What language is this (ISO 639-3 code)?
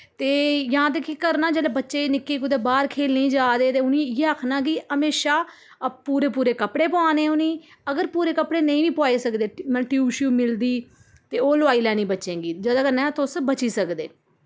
doi